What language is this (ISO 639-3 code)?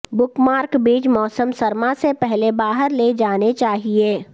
urd